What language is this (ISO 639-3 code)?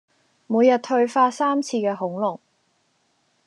yue